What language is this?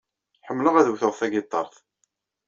Kabyle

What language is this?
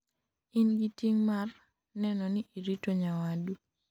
Luo (Kenya and Tanzania)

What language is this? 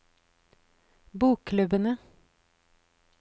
Norwegian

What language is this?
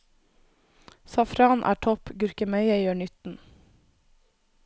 Norwegian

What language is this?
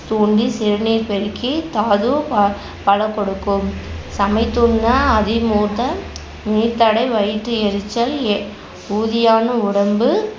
Tamil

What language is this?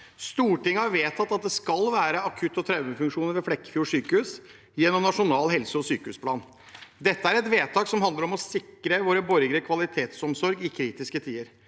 Norwegian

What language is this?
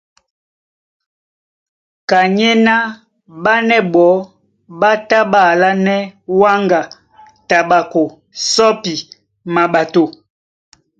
Duala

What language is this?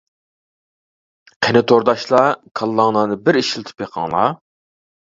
Uyghur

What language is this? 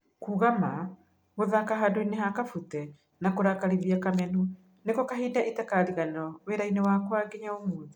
Kikuyu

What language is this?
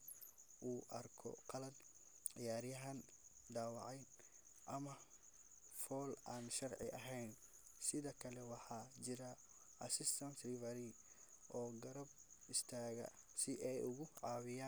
Somali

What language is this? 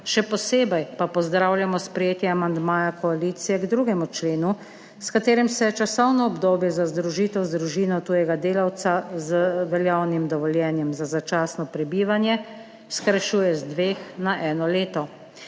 Slovenian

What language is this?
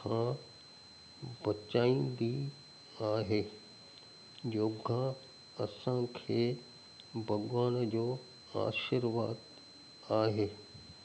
Sindhi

